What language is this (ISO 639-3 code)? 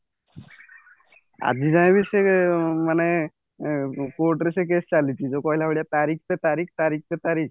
ori